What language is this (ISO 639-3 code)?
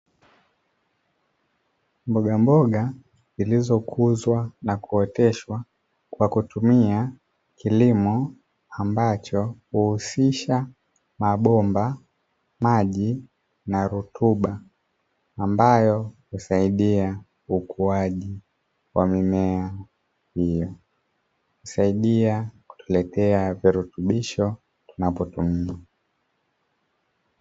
swa